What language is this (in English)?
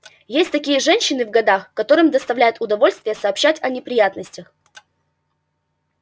Russian